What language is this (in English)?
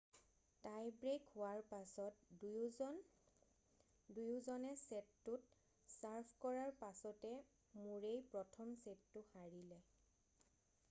Assamese